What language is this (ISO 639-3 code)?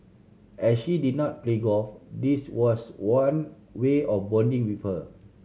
eng